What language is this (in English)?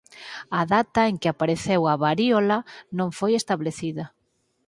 Galician